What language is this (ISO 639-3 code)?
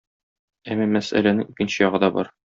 tat